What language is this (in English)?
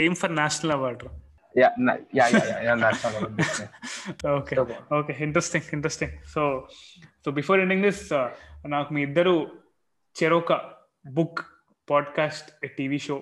Telugu